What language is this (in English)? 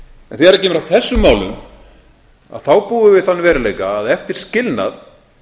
Icelandic